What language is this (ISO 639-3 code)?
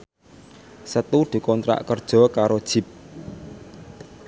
jav